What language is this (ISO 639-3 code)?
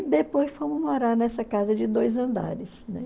por